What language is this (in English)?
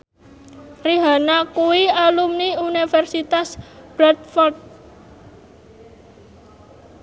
Javanese